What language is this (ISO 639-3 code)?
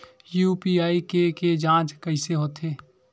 hne